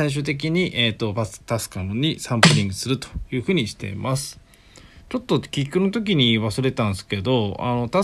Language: Japanese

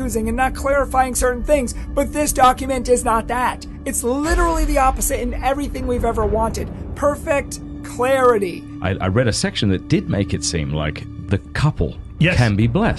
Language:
Indonesian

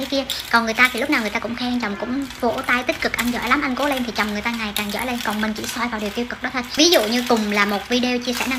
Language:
Vietnamese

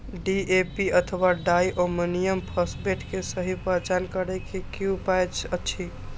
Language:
Maithili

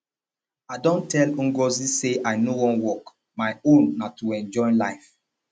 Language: Nigerian Pidgin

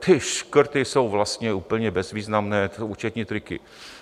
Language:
Czech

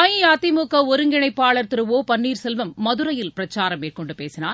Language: Tamil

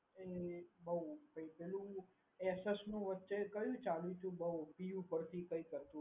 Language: Gujarati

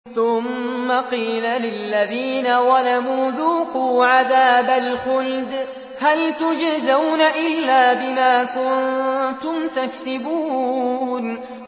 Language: Arabic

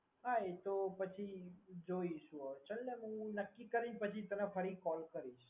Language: Gujarati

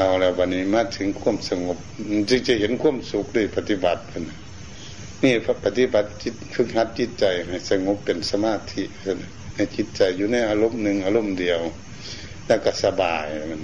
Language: Thai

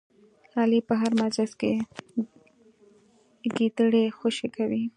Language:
Pashto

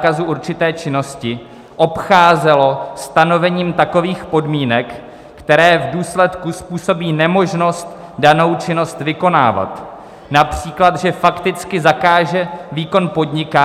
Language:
Czech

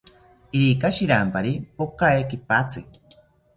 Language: South Ucayali Ashéninka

